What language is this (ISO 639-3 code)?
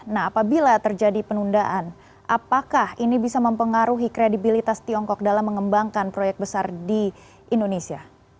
ind